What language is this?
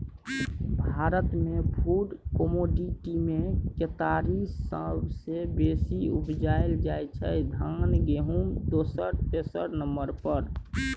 Maithili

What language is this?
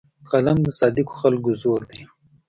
Pashto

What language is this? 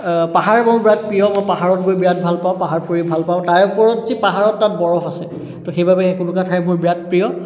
Assamese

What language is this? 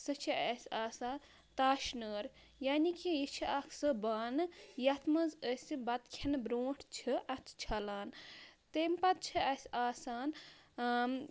Kashmiri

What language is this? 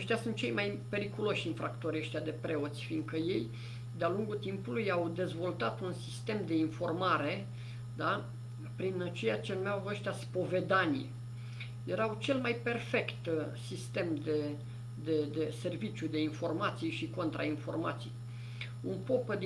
Romanian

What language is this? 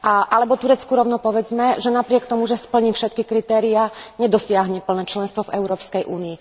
Slovak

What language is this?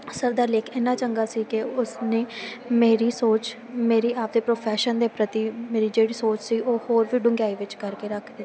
Punjabi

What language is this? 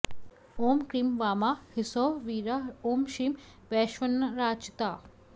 Sanskrit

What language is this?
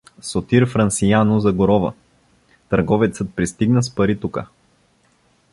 Bulgarian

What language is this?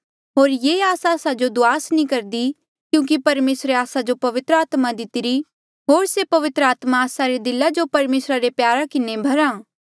Mandeali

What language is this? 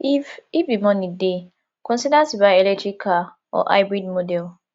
Nigerian Pidgin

